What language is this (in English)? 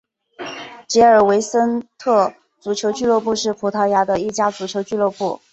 Chinese